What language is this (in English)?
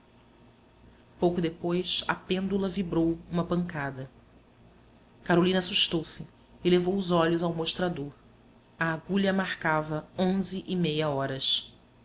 Portuguese